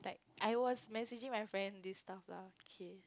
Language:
English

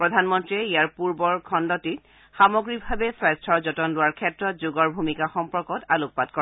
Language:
Assamese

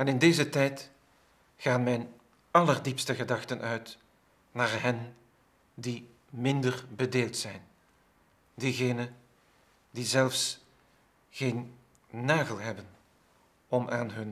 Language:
Dutch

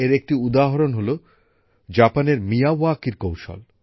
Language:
Bangla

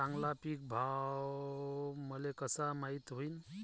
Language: Marathi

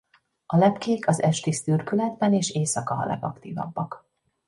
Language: Hungarian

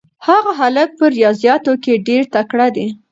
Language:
Pashto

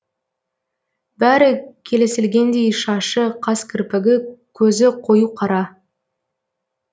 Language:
Kazakh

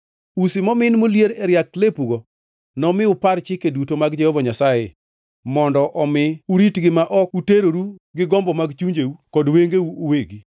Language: Luo (Kenya and Tanzania)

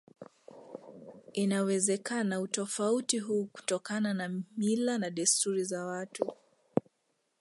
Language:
Swahili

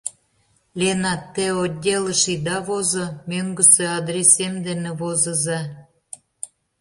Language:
Mari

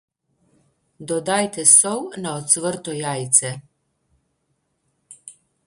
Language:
Slovenian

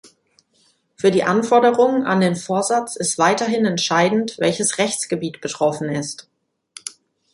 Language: German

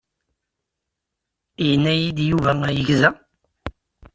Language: Kabyle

